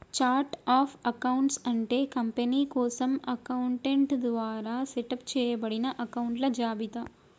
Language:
Telugu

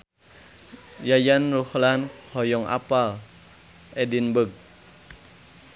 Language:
Sundanese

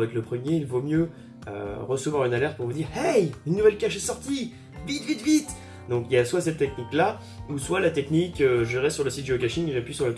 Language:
French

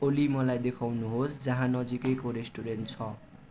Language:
Nepali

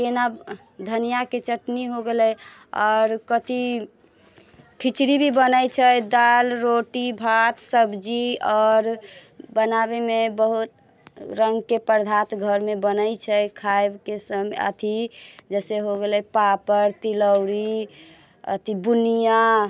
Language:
Maithili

